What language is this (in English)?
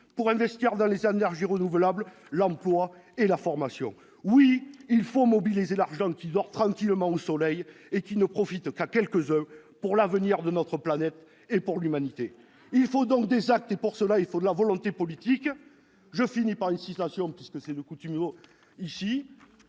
French